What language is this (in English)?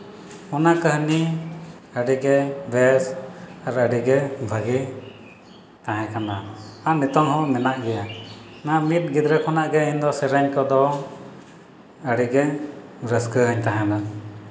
Santali